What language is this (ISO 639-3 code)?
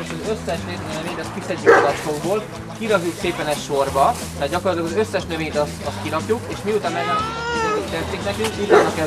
hun